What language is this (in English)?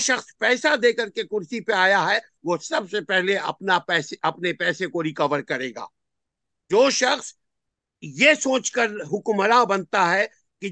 Urdu